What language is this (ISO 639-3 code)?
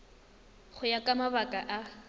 tsn